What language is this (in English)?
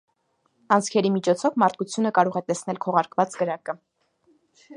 Armenian